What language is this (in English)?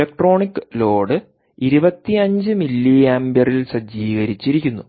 Malayalam